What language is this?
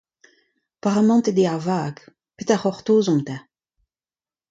Breton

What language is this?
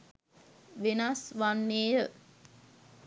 Sinhala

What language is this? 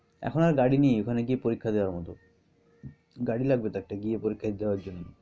Bangla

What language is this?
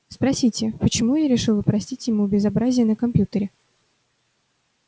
Russian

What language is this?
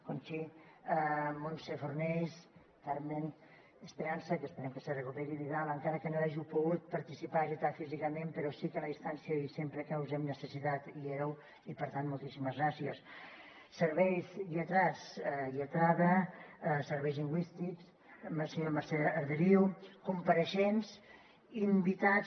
Catalan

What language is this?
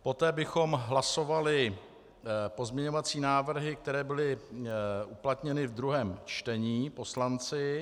Czech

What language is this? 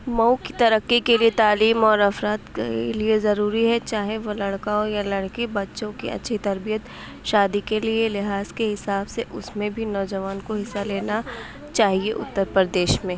Urdu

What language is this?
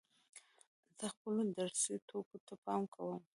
Pashto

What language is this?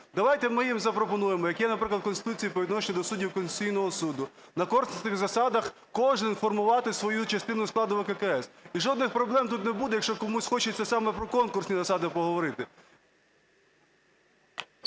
Ukrainian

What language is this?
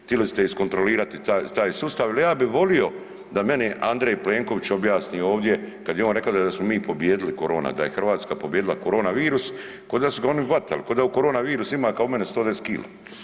Croatian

